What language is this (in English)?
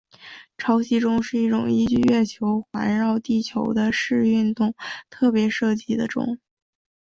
Chinese